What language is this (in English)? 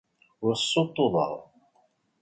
Kabyle